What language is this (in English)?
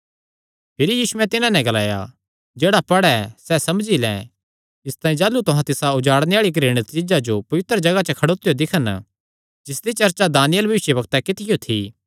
Kangri